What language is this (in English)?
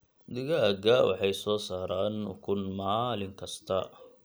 Somali